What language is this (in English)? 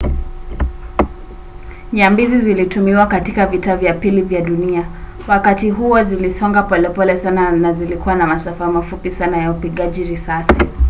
Swahili